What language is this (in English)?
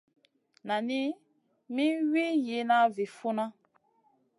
Masana